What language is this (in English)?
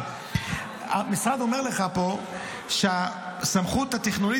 Hebrew